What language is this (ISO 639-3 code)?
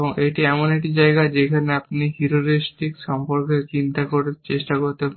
ben